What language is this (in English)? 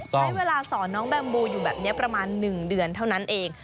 Thai